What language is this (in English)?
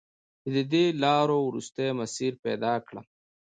Pashto